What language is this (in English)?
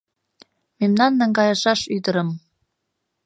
Mari